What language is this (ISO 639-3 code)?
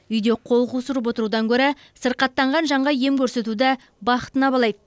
kaz